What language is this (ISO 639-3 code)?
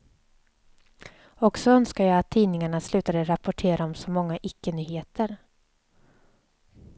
swe